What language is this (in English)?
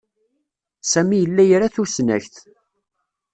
Kabyle